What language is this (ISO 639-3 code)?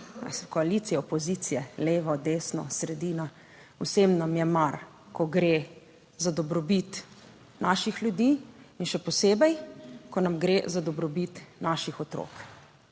slv